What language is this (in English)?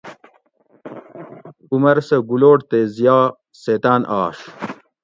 Gawri